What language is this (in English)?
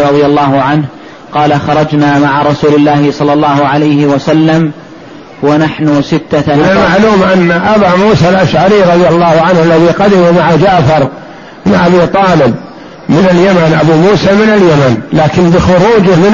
Arabic